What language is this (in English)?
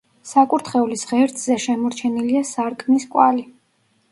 Georgian